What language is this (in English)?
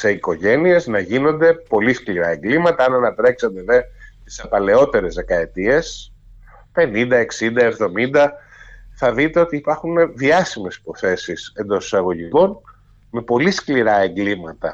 Greek